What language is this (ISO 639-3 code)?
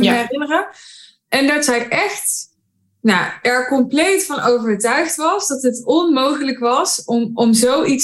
nld